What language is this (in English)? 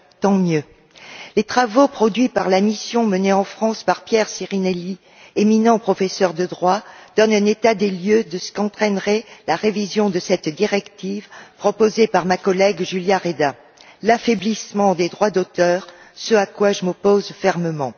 French